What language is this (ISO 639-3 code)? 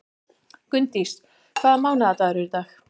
isl